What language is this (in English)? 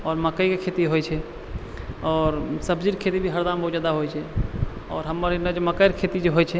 Maithili